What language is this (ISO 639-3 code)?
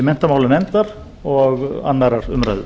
isl